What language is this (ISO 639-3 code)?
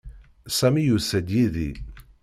kab